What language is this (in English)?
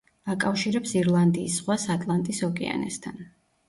Georgian